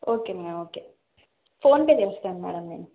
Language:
Telugu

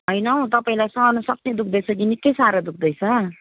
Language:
Nepali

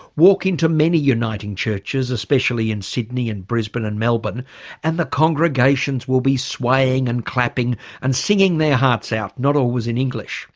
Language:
English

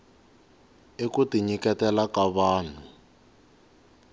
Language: Tsonga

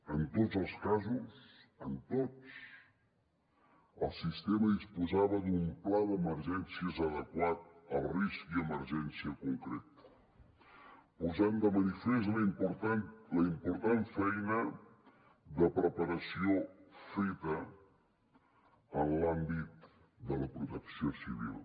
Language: Catalan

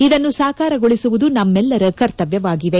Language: Kannada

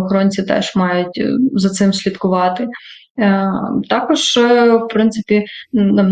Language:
Ukrainian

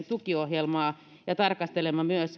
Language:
Finnish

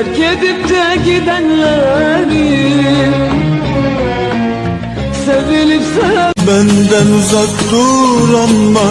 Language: Turkish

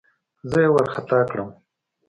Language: Pashto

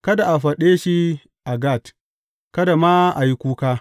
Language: Hausa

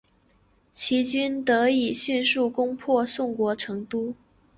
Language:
Chinese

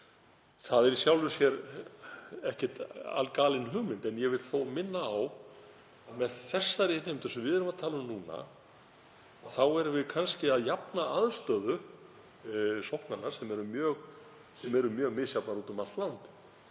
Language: Icelandic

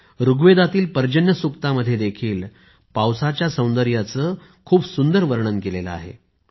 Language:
Marathi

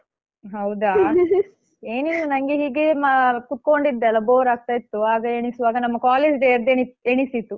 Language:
Kannada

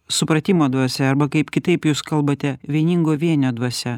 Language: Lithuanian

